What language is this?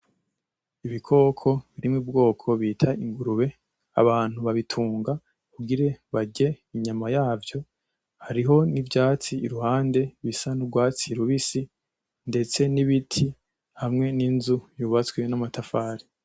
Rundi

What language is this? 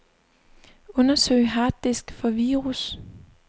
Danish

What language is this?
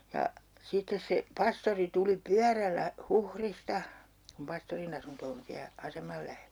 Finnish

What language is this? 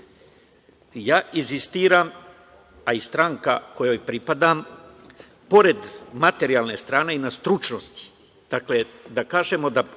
Serbian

